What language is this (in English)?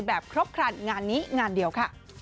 Thai